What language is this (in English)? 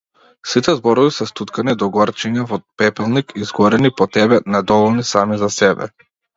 Macedonian